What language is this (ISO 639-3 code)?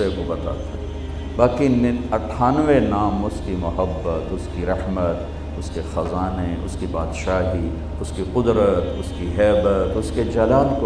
urd